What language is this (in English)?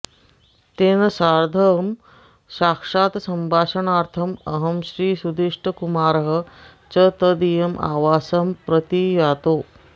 Sanskrit